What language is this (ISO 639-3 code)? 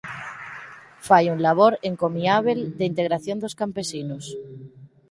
glg